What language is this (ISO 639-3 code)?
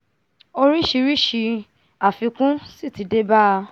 yor